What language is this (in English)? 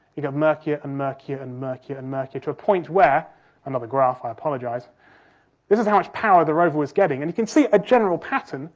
English